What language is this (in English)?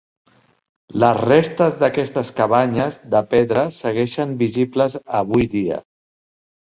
Catalan